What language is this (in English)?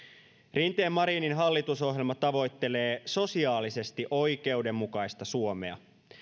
Finnish